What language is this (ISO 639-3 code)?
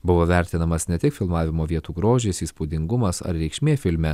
lit